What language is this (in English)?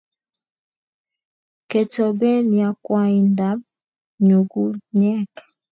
Kalenjin